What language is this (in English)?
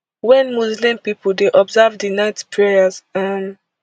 Nigerian Pidgin